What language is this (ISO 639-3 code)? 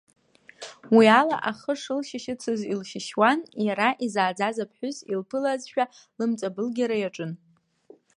abk